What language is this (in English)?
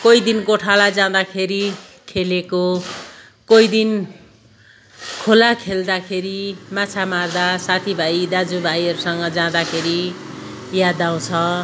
Nepali